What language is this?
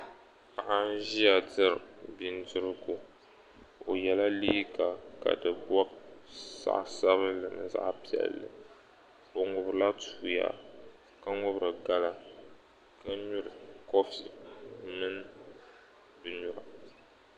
Dagbani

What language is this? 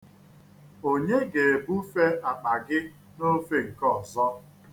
Igbo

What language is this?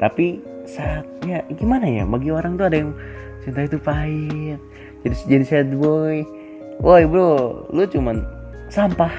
Indonesian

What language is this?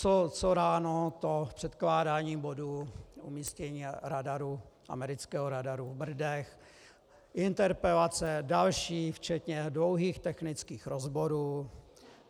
Czech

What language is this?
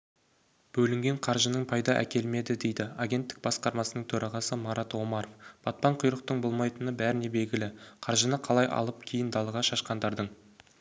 Kazakh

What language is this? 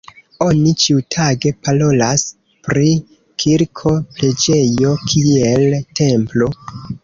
Esperanto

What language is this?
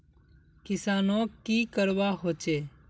Magahi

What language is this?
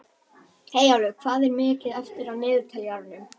Icelandic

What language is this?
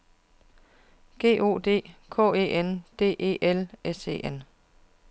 Danish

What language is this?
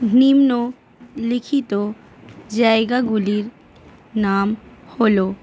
Bangla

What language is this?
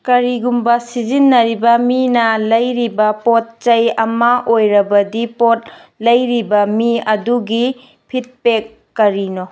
Manipuri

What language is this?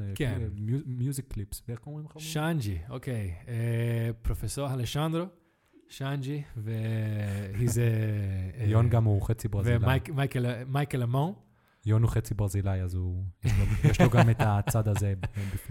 Hebrew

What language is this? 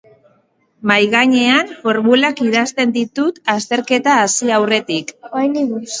Basque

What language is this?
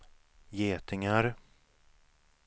Swedish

